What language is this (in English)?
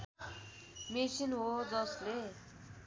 Nepali